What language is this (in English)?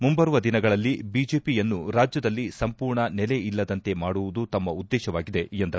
Kannada